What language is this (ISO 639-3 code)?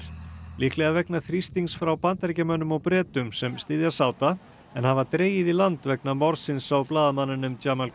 isl